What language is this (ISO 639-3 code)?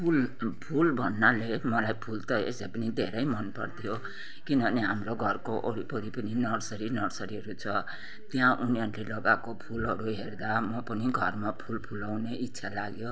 nep